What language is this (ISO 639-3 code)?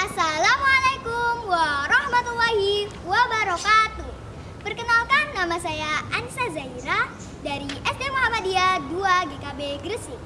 ind